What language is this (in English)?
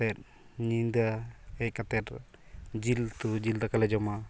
Santali